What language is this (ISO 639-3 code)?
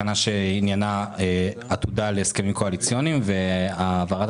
heb